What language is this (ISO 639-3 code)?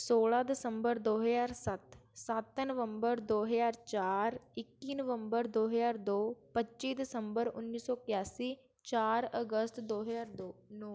pan